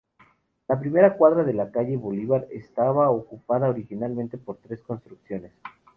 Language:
Spanish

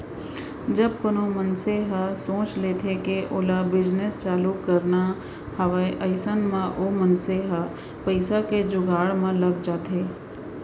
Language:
Chhattisgarhi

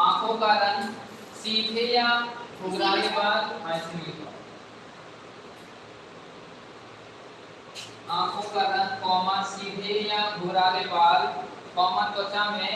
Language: Hindi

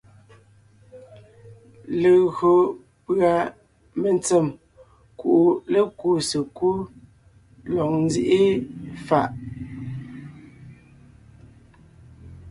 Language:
Ngiemboon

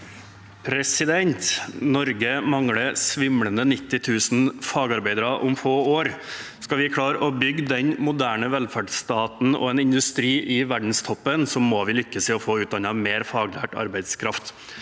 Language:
Norwegian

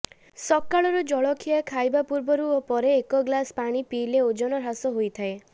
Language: Odia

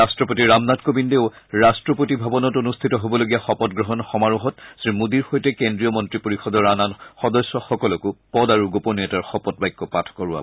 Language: Assamese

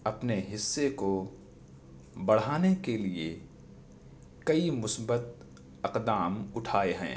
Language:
Urdu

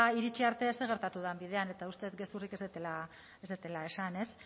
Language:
Basque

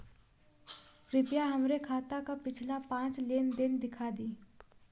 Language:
Bhojpuri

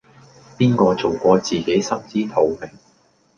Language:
Cantonese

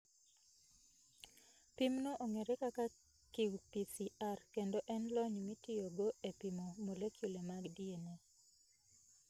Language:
Luo (Kenya and Tanzania)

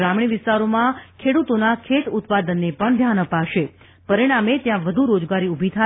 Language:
Gujarati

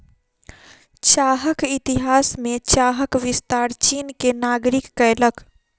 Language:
Maithili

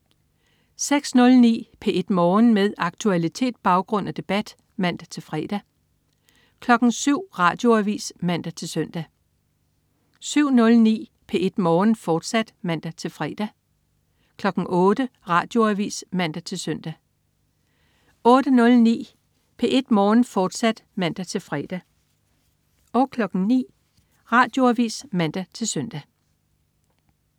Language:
Danish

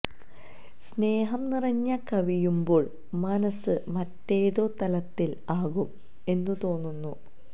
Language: Malayalam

